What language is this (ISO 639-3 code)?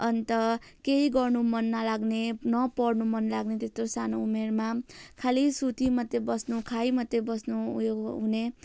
nep